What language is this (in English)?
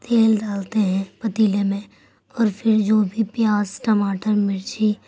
Urdu